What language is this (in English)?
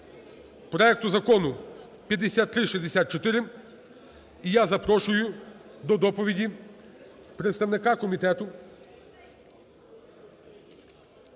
Ukrainian